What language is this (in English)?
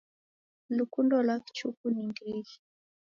Taita